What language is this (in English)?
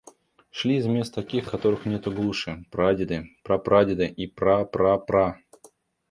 Russian